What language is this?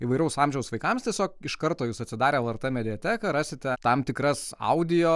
Lithuanian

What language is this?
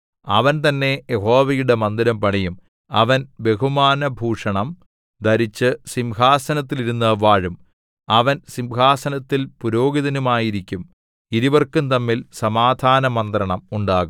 Malayalam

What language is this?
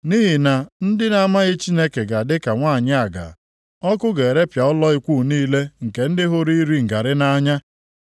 Igbo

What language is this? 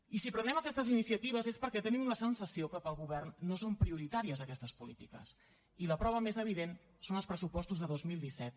Catalan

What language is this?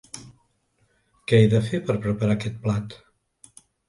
Catalan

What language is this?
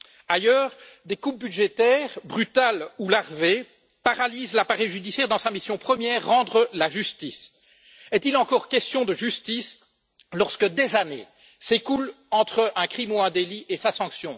French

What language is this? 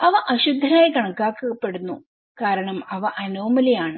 Malayalam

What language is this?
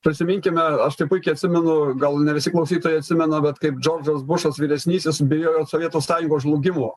Lithuanian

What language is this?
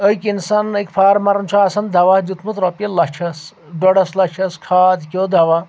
Kashmiri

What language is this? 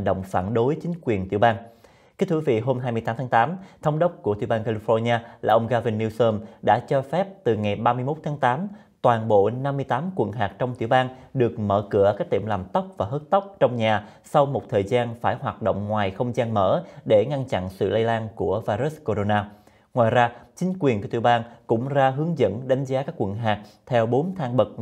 Vietnamese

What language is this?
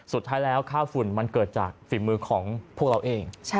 Thai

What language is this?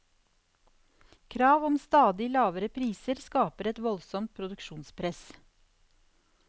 Norwegian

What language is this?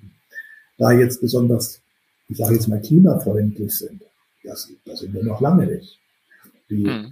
German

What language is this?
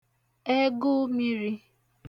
Igbo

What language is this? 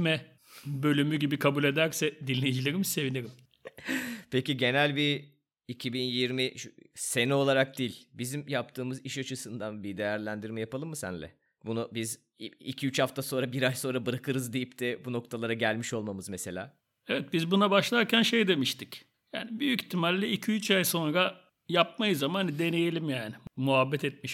Turkish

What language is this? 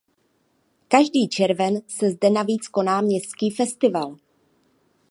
Czech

